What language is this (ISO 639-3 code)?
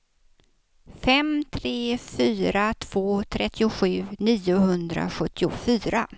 swe